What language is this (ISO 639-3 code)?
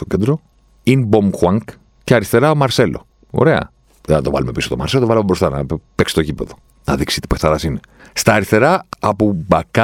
ell